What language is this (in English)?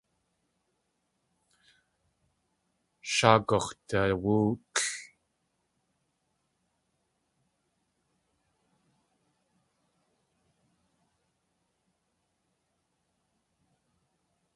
Tlingit